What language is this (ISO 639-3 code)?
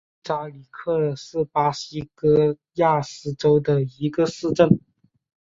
zho